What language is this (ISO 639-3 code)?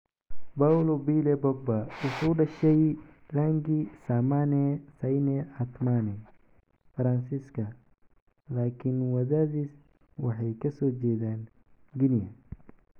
som